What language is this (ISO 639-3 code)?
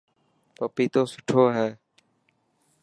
mki